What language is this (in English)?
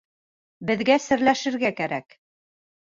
Bashkir